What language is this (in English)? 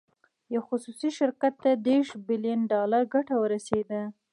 Pashto